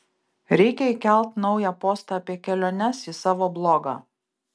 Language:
Lithuanian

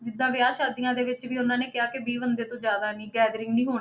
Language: Punjabi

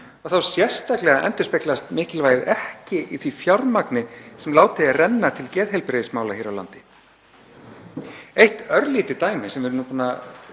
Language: Icelandic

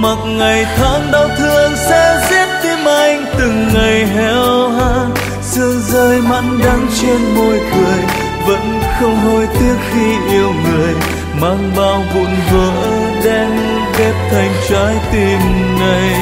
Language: Vietnamese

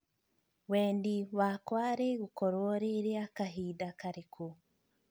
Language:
Kikuyu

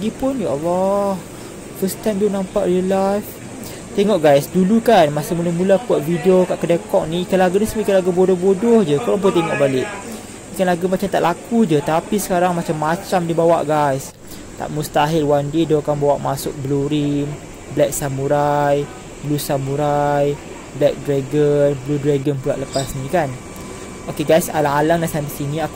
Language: Malay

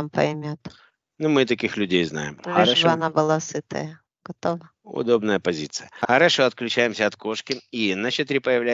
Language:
Russian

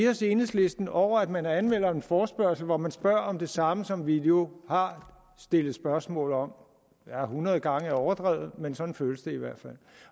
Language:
Danish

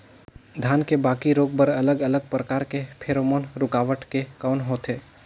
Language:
Chhattisgarhi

